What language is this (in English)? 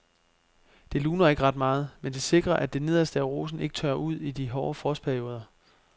Danish